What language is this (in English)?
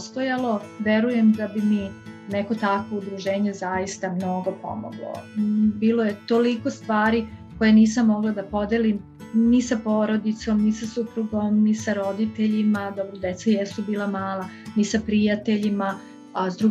Croatian